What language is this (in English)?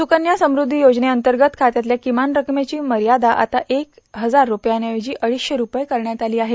Marathi